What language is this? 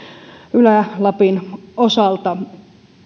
Finnish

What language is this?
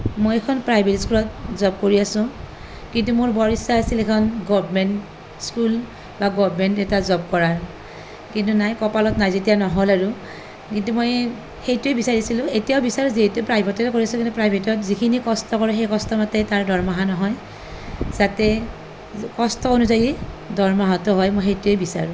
Assamese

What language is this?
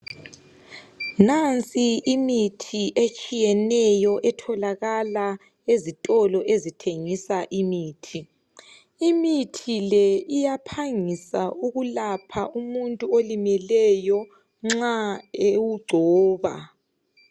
North Ndebele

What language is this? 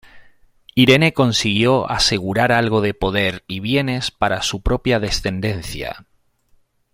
Spanish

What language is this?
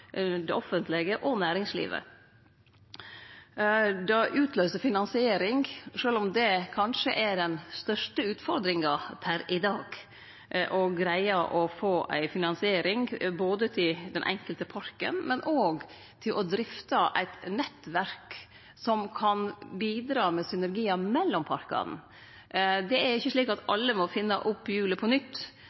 Norwegian Nynorsk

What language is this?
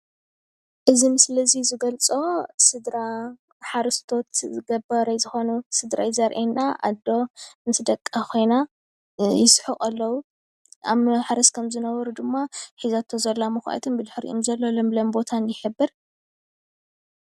Tigrinya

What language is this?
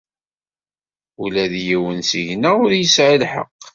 Kabyle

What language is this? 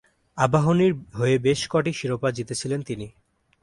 Bangla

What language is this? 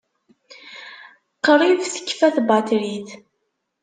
Kabyle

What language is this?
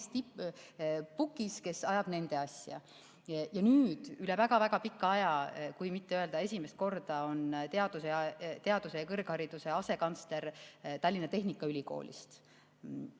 Estonian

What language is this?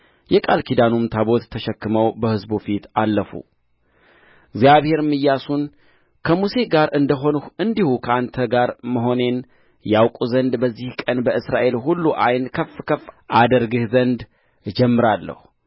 Amharic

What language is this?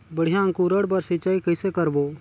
Chhattisgarhi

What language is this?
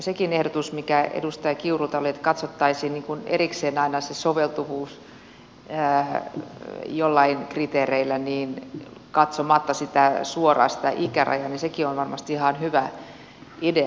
Finnish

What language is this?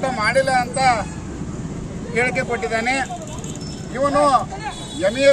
Arabic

